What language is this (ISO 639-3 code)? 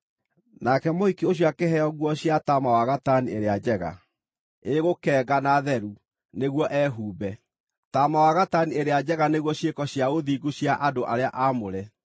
kik